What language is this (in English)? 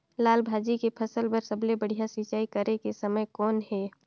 Chhattisgarhi